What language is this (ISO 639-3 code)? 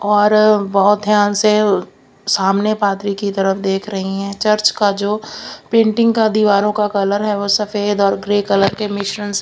hin